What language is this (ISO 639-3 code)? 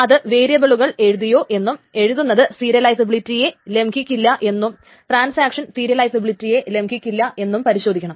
mal